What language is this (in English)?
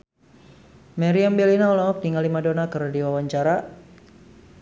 Sundanese